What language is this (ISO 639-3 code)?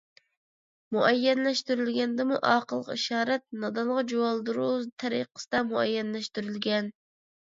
uig